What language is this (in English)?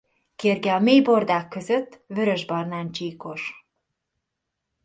Hungarian